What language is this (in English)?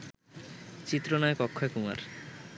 Bangla